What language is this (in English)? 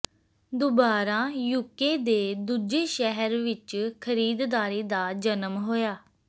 Punjabi